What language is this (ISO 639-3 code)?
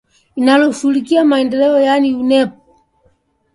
swa